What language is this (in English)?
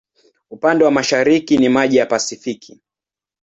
Swahili